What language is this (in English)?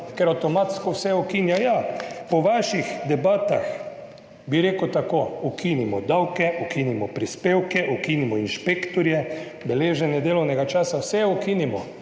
Slovenian